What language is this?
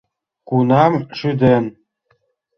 Mari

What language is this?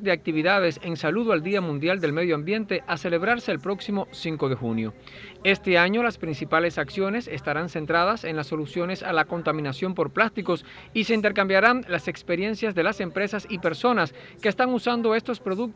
Spanish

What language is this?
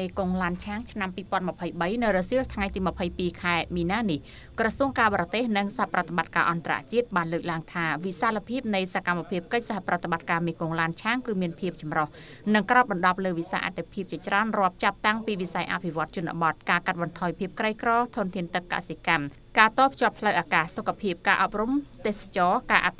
Thai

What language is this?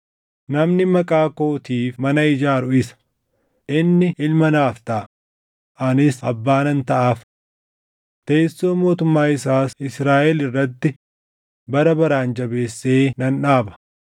Oromo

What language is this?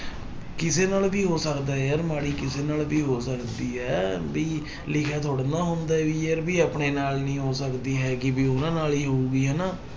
Punjabi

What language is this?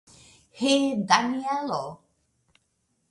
Esperanto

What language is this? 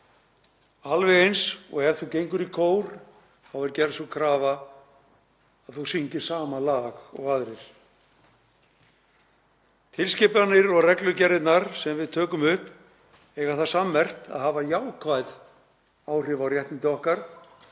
Icelandic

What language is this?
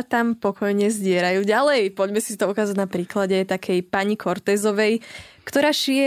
Slovak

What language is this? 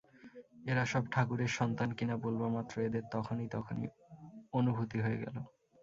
Bangla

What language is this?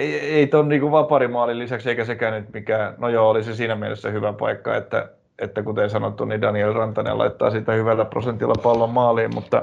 Finnish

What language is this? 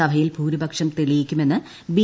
Malayalam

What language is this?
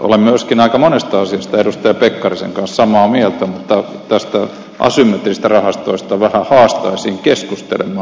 Finnish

